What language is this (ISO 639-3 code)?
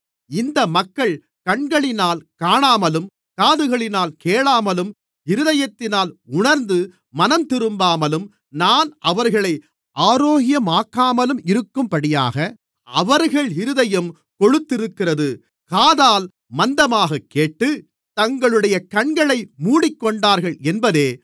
tam